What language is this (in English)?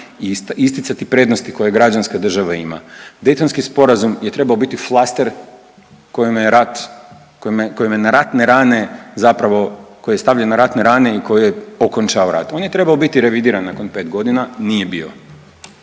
Croatian